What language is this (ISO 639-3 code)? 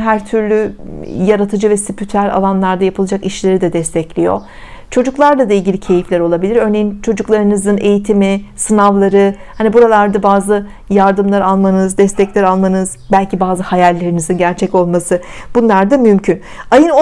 tur